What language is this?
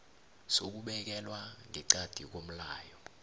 South Ndebele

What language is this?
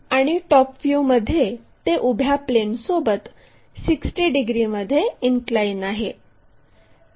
Marathi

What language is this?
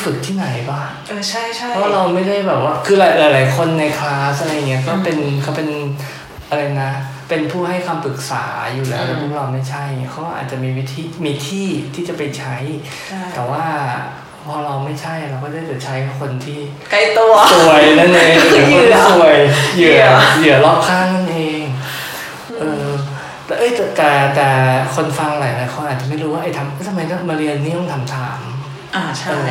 Thai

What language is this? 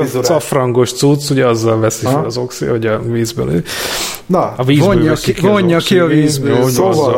Hungarian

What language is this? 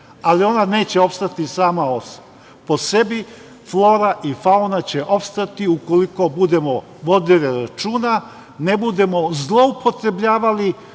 Serbian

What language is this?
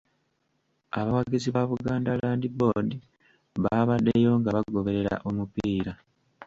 Ganda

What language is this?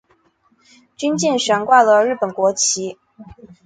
Chinese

